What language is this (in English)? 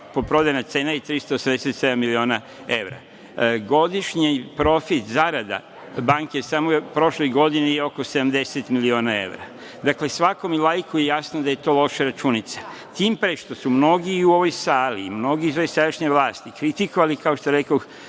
Serbian